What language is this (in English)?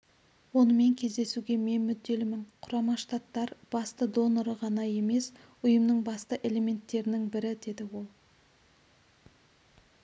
Kazakh